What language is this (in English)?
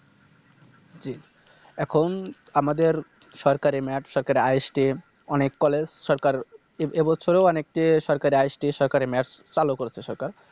Bangla